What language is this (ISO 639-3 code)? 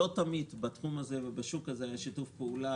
heb